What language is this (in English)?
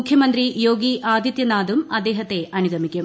Malayalam